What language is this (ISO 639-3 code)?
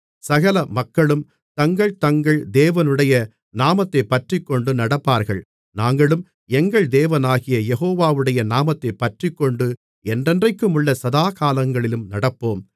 tam